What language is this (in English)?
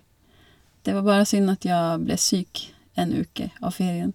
Norwegian